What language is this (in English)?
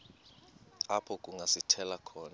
Xhosa